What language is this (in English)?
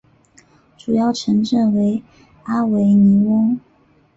Chinese